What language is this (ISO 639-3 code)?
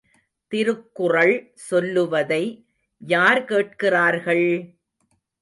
tam